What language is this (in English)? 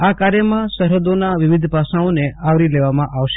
Gujarati